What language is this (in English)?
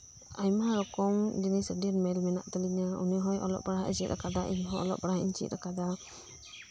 Santali